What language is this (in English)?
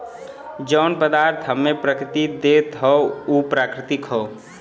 Bhojpuri